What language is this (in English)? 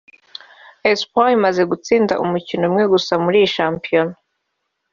Kinyarwanda